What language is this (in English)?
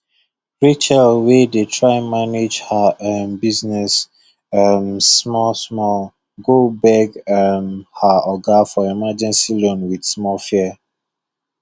Nigerian Pidgin